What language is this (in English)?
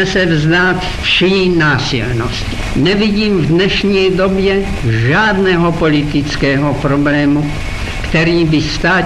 Slovak